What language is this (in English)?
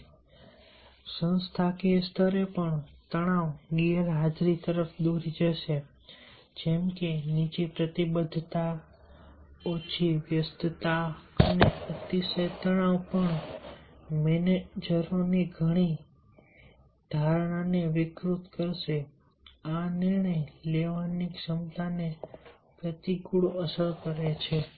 Gujarati